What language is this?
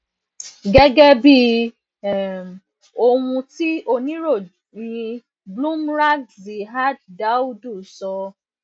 Yoruba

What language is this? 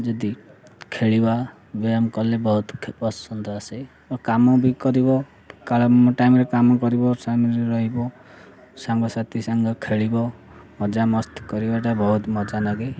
Odia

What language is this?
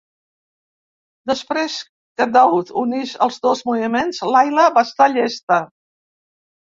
Catalan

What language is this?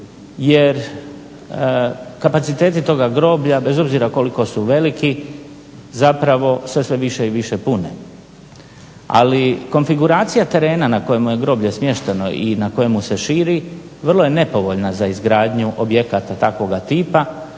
Croatian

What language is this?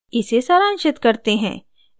Hindi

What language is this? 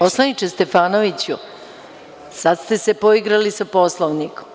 Serbian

